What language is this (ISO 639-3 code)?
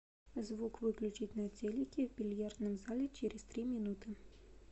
rus